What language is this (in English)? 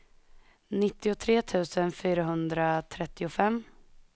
Swedish